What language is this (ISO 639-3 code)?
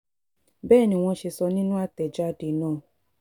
yor